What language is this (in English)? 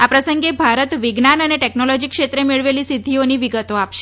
Gujarati